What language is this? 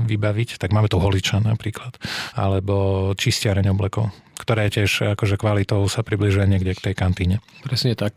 Slovak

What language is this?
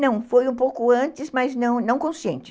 Portuguese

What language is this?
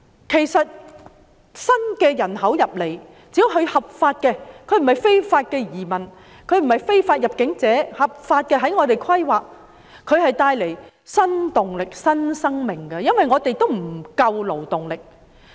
Cantonese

